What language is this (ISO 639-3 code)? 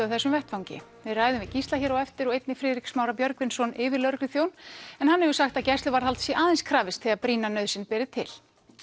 isl